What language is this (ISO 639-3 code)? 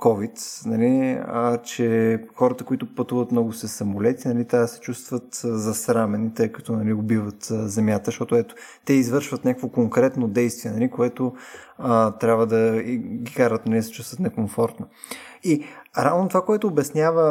bul